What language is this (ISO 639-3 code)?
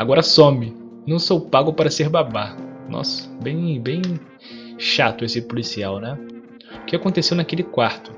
por